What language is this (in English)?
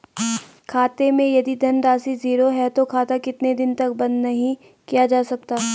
Hindi